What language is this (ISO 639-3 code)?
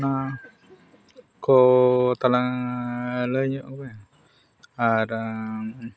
sat